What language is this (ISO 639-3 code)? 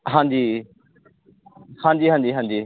pan